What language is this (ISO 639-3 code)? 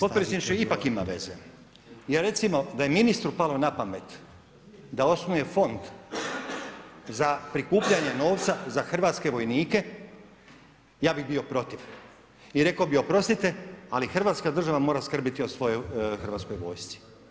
hrv